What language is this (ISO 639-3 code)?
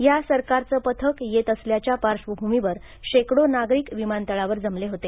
mar